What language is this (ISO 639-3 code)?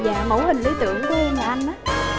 vie